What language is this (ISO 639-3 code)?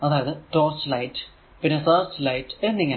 mal